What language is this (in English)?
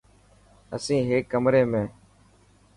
Dhatki